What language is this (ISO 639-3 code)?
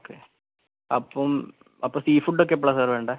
mal